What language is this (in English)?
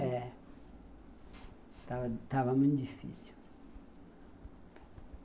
Portuguese